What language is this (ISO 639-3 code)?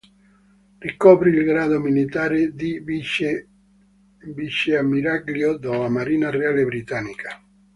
ita